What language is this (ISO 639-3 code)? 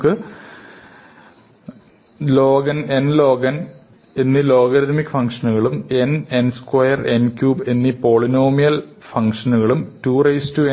mal